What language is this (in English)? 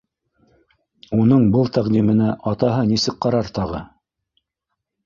Bashkir